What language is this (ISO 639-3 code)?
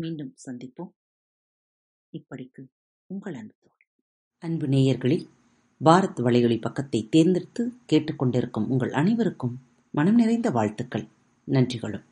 tam